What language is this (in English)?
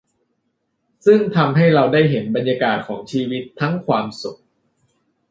Thai